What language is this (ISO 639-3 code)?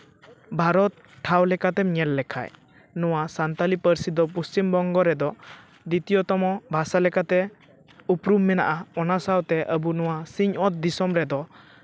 sat